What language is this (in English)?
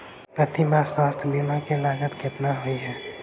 Maithili